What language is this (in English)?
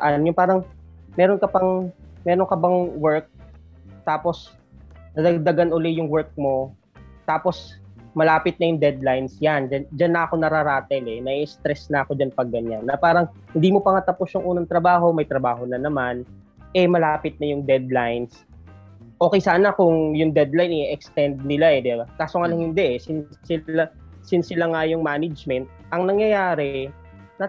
Filipino